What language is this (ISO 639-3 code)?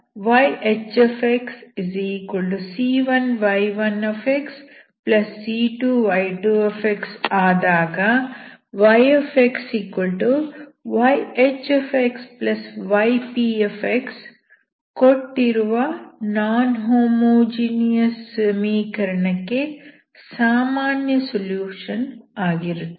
kan